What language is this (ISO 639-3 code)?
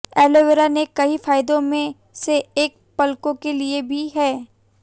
hin